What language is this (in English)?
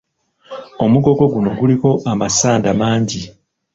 Ganda